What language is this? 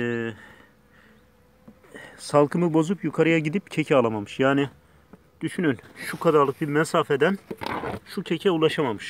Turkish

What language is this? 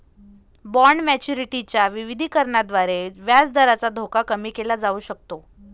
Marathi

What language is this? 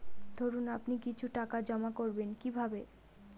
Bangla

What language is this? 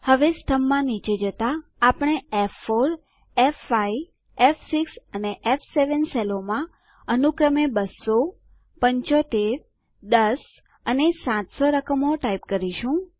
Gujarati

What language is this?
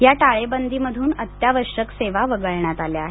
Marathi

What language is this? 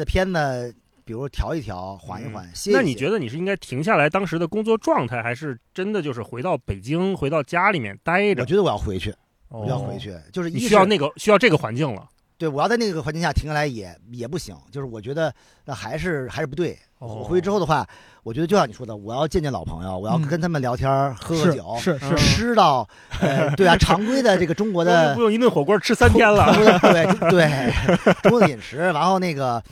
Chinese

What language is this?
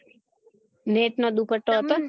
Gujarati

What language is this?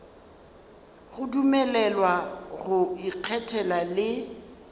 Northern Sotho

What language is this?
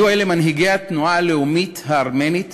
Hebrew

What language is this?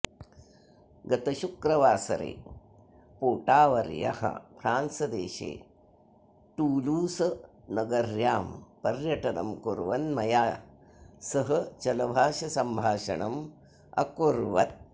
Sanskrit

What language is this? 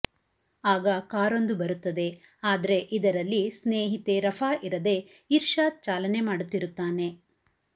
Kannada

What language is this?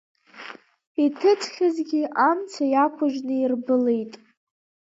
Abkhazian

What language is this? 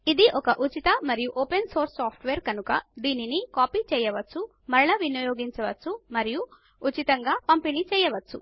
Telugu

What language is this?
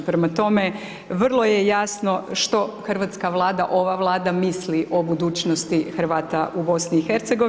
Croatian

